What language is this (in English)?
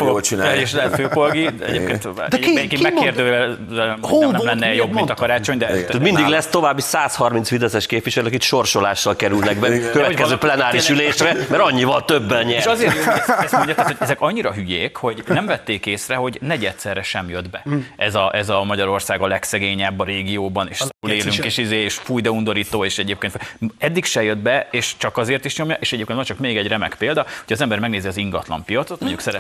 Hungarian